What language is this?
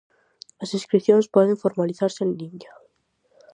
Galician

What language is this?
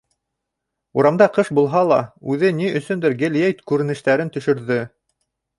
Bashkir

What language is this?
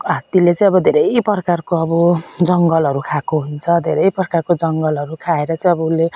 Nepali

